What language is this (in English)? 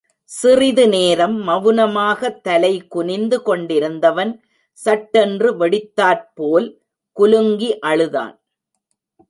Tamil